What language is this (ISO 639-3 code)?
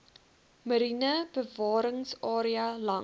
afr